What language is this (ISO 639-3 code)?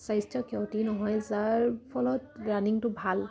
asm